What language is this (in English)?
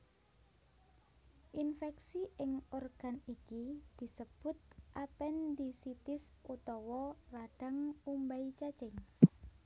Javanese